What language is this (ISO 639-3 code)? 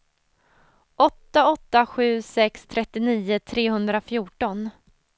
swe